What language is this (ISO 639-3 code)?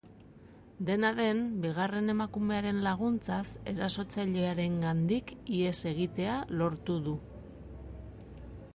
eus